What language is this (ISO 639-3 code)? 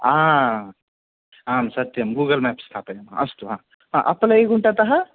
san